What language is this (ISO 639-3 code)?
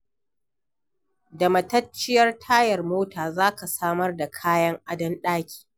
hau